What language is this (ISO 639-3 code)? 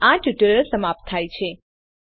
guj